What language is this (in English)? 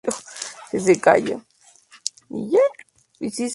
Spanish